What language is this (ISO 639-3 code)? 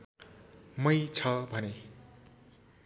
nep